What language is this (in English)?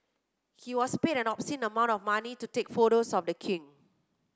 English